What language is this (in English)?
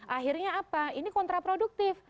Indonesian